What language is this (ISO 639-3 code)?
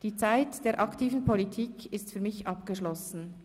gsw